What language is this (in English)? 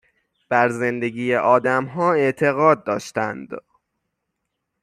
Persian